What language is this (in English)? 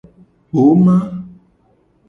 Gen